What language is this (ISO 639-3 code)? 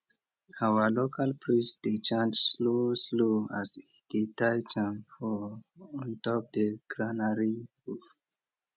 pcm